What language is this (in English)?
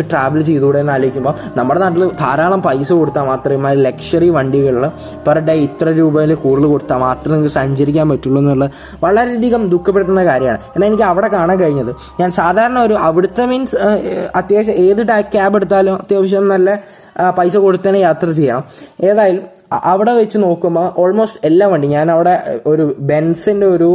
Malayalam